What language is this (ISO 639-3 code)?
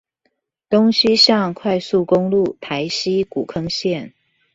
zho